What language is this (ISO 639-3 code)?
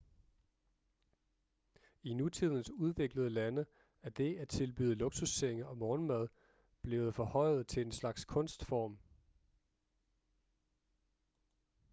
dan